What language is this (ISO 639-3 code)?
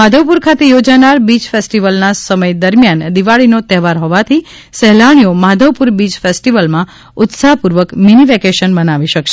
guj